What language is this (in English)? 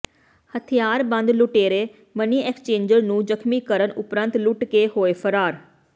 Punjabi